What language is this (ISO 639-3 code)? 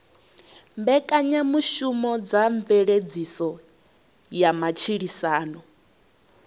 ven